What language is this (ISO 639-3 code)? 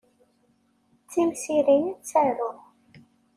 kab